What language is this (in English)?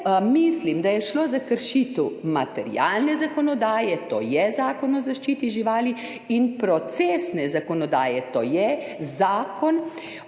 Slovenian